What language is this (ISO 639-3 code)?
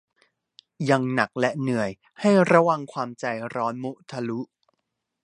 tha